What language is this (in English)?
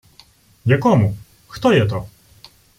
Ukrainian